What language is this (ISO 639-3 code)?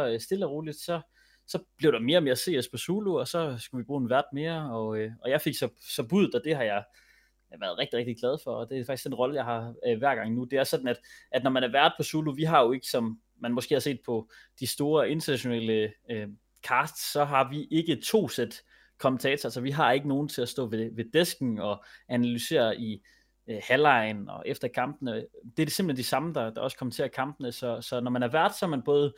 dan